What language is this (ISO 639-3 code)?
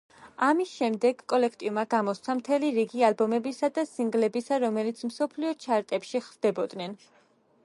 kat